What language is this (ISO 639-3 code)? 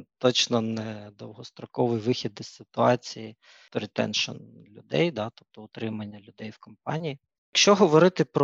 ukr